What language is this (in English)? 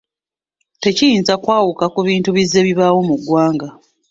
Ganda